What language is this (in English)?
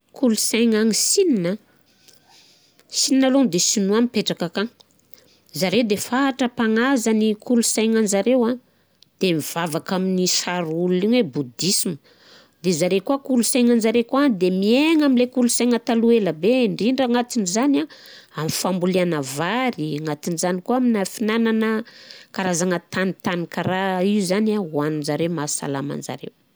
Southern Betsimisaraka Malagasy